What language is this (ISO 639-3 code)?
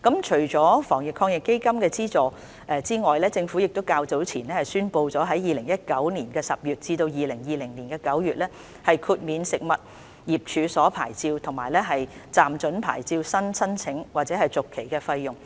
yue